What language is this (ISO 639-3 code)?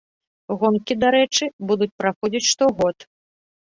bel